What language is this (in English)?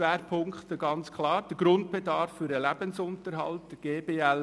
Swiss German